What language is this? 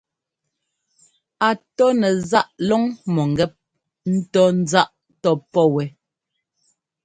Ngomba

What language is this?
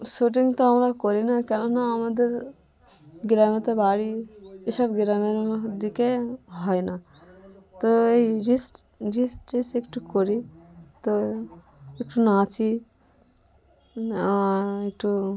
Bangla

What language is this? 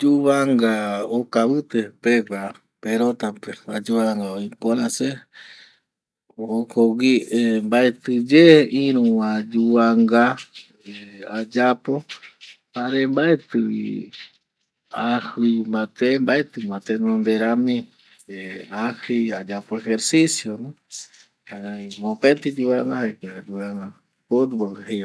Eastern Bolivian Guaraní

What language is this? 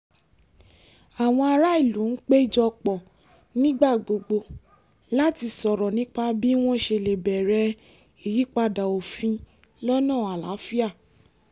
Yoruba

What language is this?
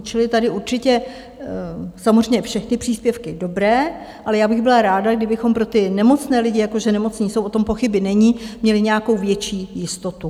Czech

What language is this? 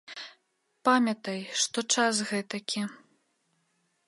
Belarusian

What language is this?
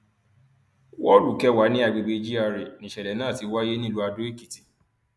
Yoruba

